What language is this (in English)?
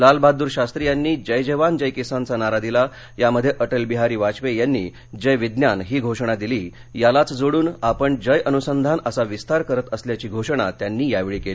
Marathi